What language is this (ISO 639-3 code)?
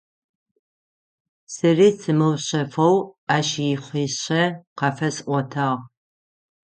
ady